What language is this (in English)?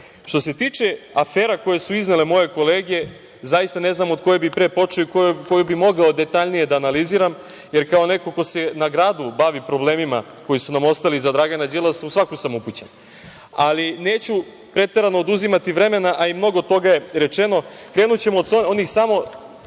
Serbian